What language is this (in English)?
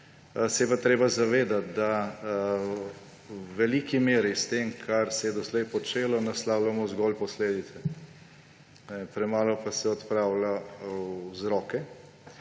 Slovenian